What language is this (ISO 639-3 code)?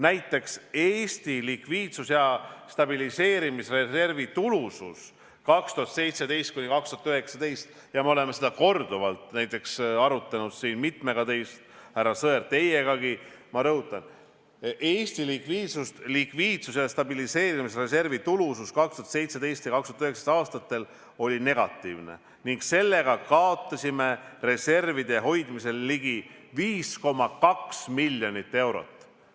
est